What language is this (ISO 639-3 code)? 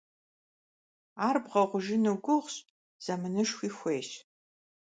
kbd